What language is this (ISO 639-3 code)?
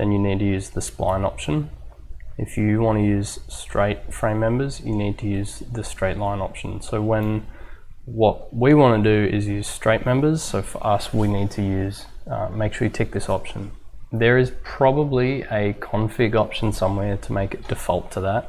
eng